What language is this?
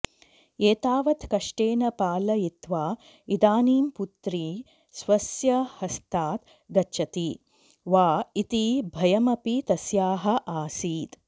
Sanskrit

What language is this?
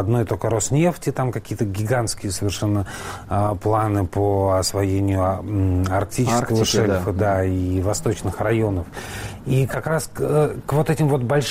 Russian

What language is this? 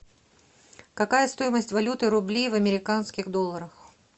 Russian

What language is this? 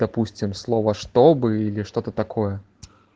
Russian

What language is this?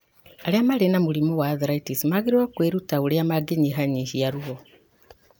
Kikuyu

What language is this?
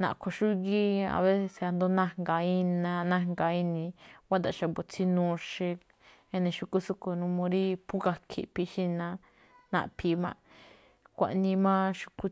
Malinaltepec Me'phaa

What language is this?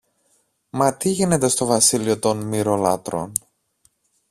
Greek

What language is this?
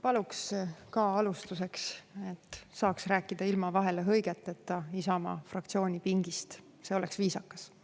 Estonian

